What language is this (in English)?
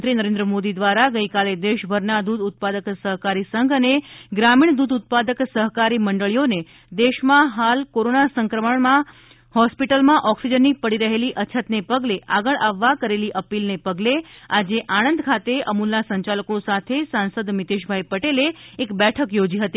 Gujarati